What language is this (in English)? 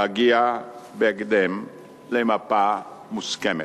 Hebrew